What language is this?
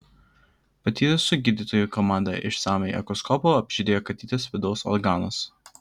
Lithuanian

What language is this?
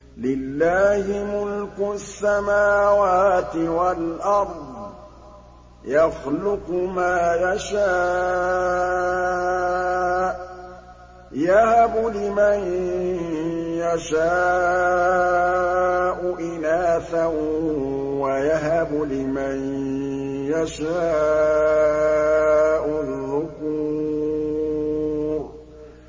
Arabic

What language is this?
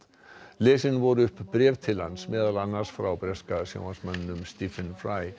Icelandic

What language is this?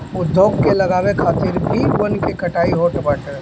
Bhojpuri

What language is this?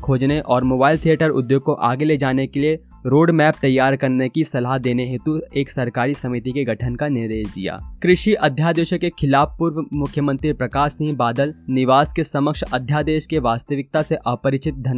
Hindi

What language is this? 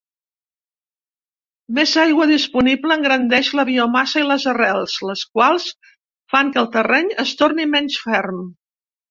Catalan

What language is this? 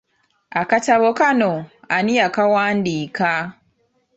Ganda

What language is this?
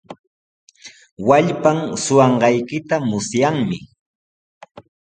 Sihuas Ancash Quechua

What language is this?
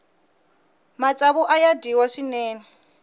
Tsonga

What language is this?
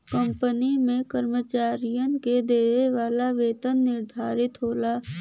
Bhojpuri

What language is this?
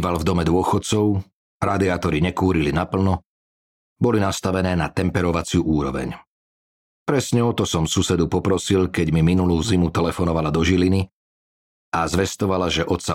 Slovak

